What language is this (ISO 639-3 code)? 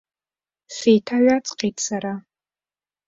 abk